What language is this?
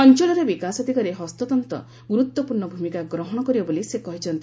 Odia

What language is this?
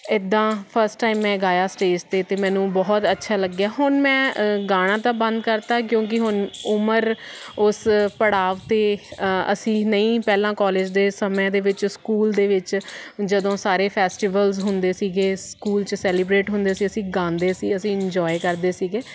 Punjabi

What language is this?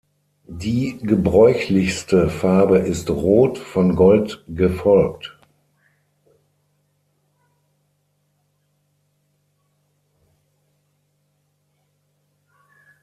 German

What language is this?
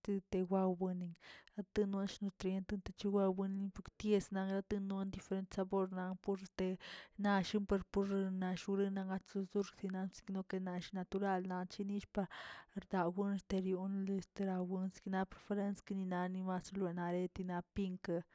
Tilquiapan Zapotec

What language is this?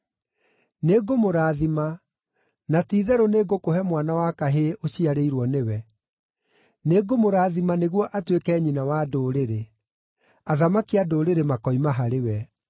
Kikuyu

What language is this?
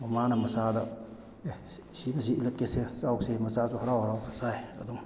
Manipuri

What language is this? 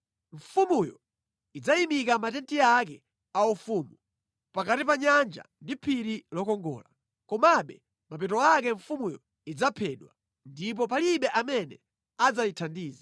Nyanja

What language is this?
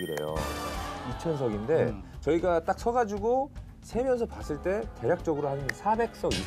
Korean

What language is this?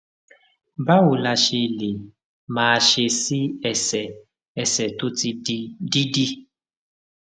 Yoruba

